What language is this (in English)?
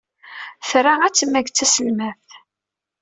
Kabyle